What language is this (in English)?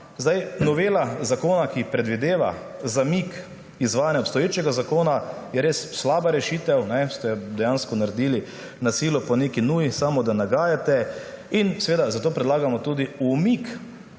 Slovenian